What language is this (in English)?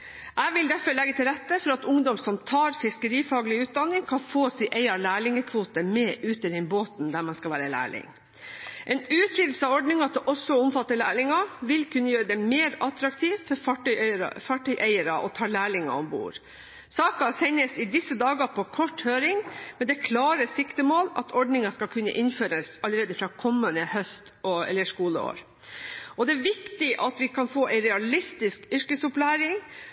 Norwegian Bokmål